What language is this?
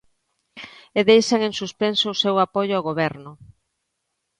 Galician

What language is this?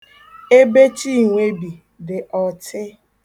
Igbo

